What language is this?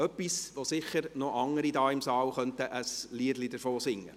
Swiss German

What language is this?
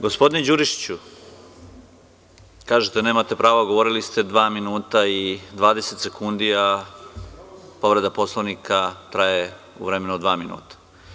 Serbian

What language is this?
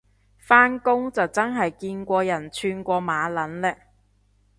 Cantonese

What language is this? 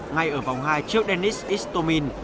Vietnamese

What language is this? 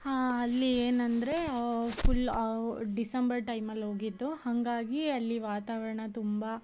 Kannada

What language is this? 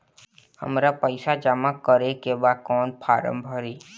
Bhojpuri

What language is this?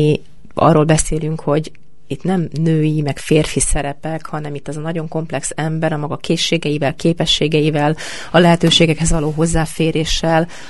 Hungarian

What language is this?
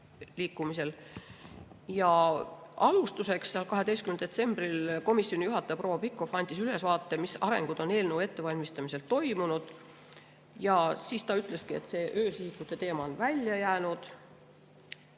Estonian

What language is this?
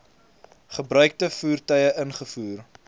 Afrikaans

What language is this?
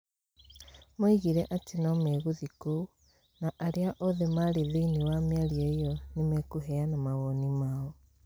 Kikuyu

